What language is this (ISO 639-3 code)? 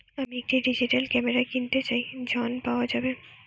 ben